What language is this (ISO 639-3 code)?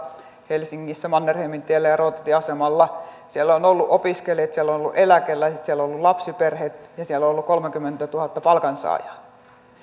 fin